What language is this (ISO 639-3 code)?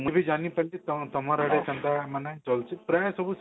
ori